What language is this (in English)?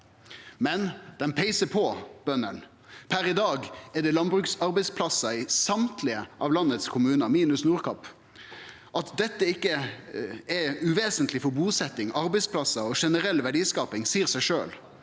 Norwegian